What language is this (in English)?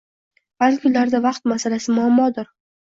Uzbek